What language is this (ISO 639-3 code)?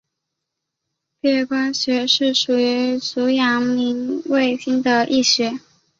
zho